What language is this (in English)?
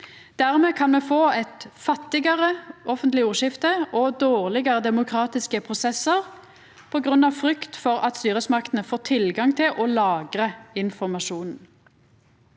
Norwegian